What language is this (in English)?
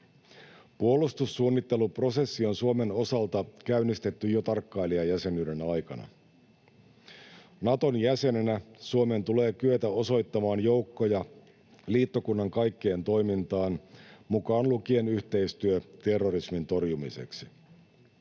Finnish